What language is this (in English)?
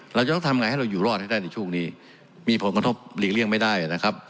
Thai